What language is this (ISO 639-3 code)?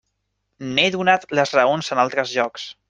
cat